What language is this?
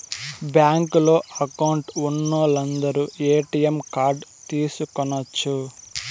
Telugu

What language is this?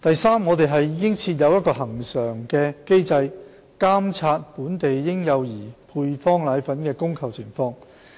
Cantonese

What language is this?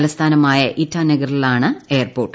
Malayalam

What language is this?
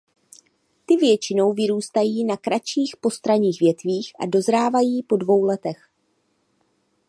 Czech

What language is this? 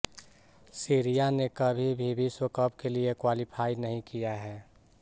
Hindi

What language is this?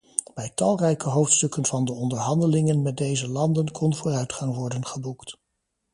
Dutch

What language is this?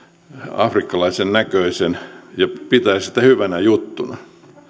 Finnish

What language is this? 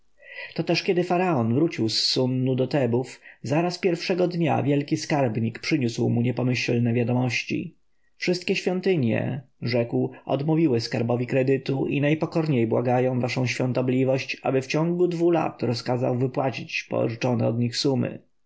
Polish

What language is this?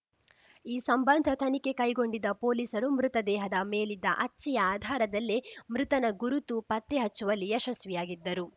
Kannada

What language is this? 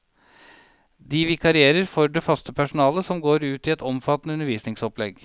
Norwegian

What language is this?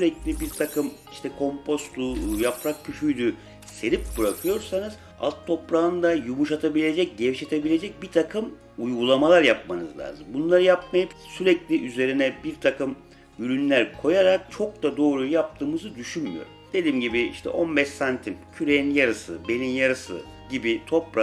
Turkish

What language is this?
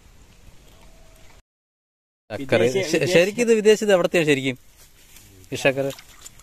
Indonesian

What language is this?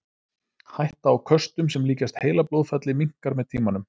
Icelandic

